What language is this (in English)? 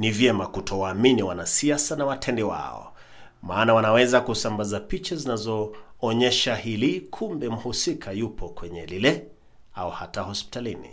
Swahili